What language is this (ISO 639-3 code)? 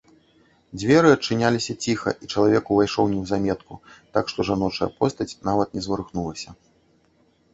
bel